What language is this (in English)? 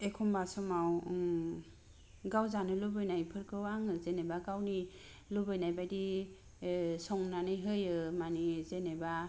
Bodo